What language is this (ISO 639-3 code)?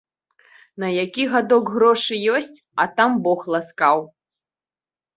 bel